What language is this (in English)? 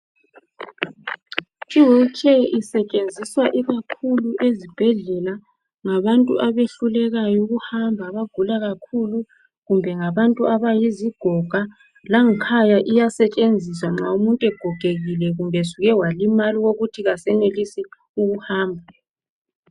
North Ndebele